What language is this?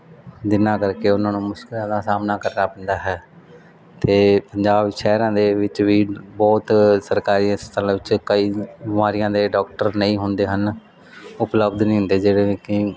Punjabi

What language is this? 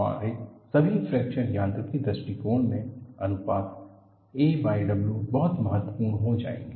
Hindi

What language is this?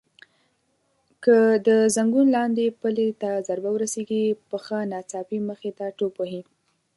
Pashto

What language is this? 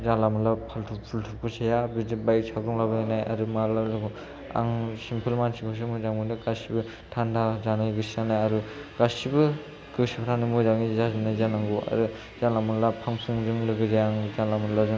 Bodo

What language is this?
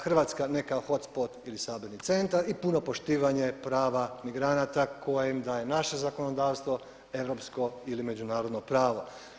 Croatian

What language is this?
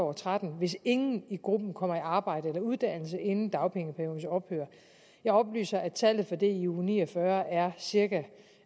Danish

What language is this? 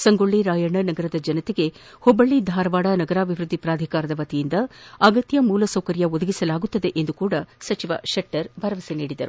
Kannada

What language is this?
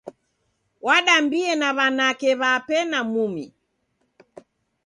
Taita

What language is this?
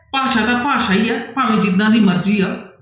Punjabi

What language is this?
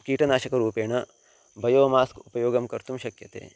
Sanskrit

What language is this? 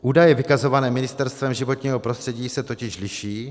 Czech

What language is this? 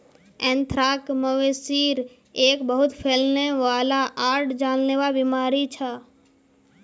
Magahi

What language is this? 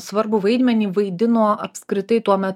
Lithuanian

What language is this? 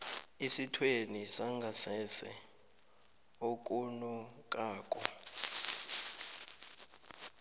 South Ndebele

